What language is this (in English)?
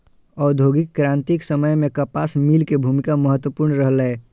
Maithili